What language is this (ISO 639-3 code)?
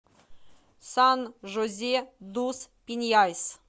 rus